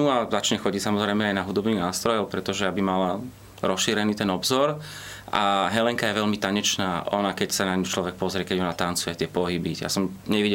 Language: Slovak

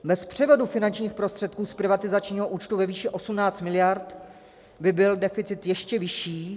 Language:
Czech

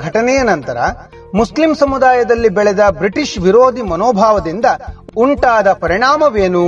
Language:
Kannada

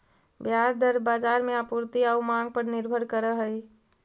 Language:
Magahi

